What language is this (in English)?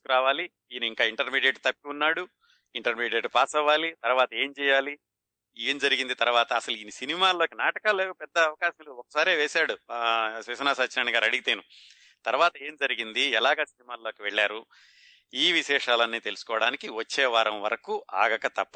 Telugu